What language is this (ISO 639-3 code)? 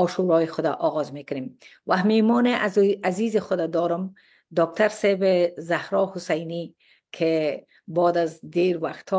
fas